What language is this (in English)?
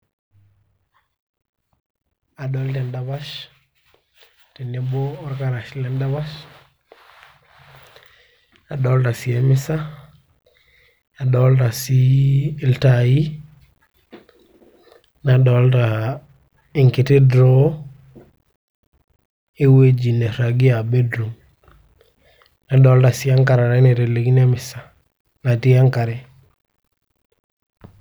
Masai